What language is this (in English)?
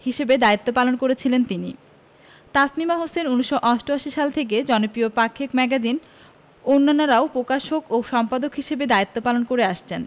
Bangla